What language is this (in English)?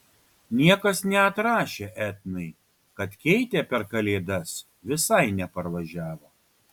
Lithuanian